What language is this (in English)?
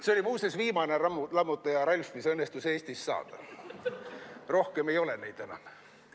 Estonian